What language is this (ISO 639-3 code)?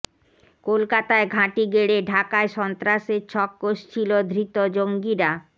ben